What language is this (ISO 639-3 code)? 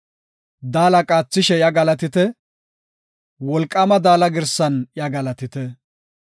gof